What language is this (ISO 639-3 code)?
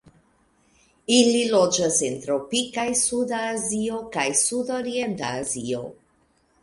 epo